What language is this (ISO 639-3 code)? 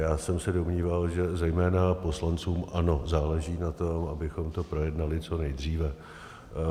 ces